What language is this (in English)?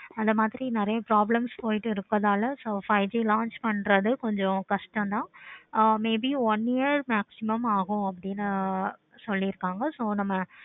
Tamil